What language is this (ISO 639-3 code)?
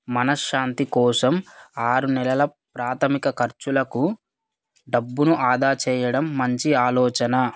tel